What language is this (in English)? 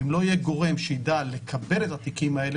Hebrew